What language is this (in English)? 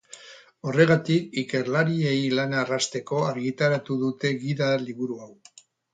Basque